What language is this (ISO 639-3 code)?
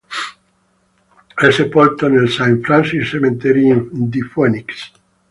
ita